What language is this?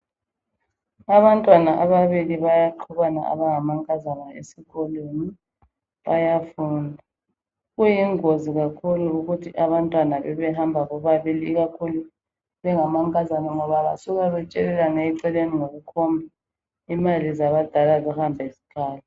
North Ndebele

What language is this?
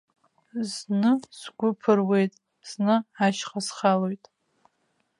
Abkhazian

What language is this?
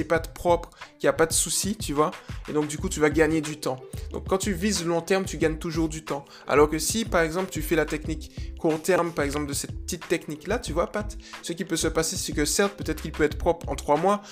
French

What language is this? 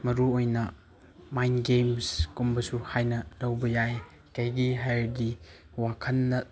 Manipuri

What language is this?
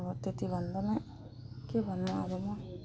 Nepali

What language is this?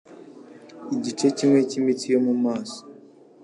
Kinyarwanda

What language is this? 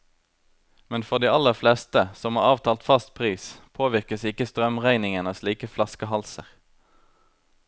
Norwegian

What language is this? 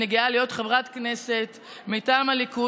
Hebrew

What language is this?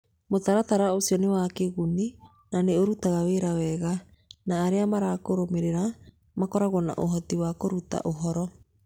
Kikuyu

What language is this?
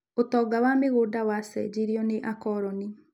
Kikuyu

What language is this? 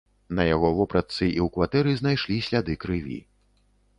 Belarusian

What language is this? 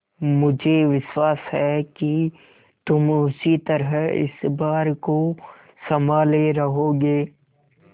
Hindi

